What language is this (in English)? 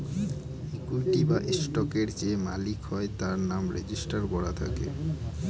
Bangla